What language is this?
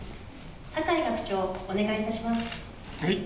Japanese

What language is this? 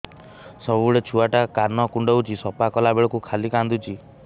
Odia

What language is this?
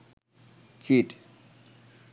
Bangla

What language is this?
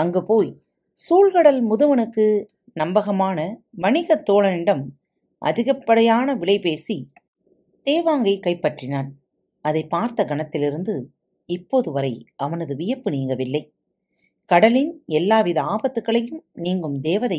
Tamil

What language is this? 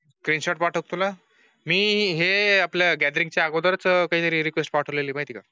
Marathi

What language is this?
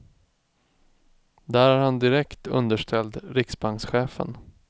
Swedish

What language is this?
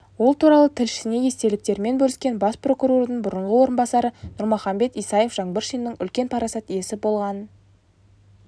Kazakh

